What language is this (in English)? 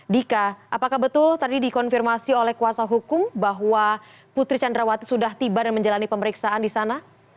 Indonesian